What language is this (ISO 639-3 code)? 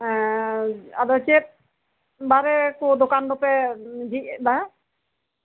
sat